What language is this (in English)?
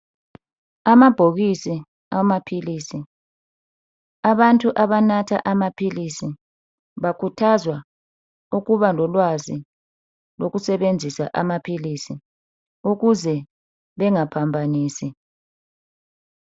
North Ndebele